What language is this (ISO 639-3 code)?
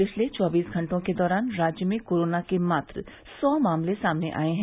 hin